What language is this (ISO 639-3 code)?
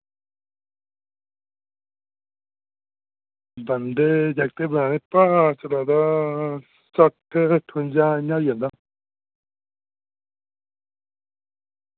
doi